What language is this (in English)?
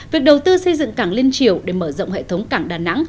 Vietnamese